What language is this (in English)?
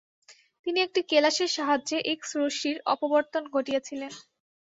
Bangla